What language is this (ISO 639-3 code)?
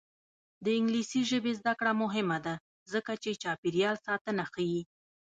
pus